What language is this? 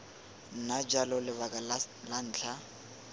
Tswana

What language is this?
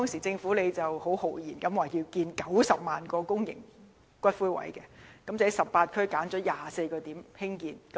Cantonese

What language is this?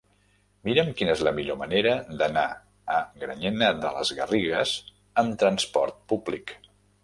Catalan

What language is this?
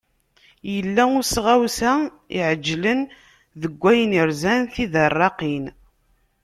Kabyle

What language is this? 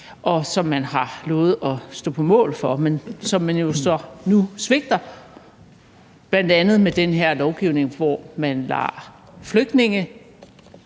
Danish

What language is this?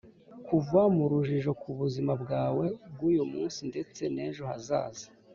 Kinyarwanda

